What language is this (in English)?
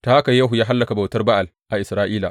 Hausa